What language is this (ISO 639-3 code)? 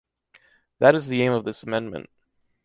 eng